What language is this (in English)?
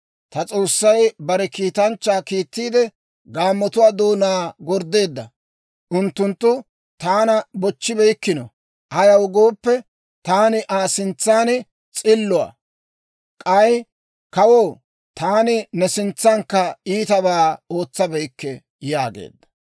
Dawro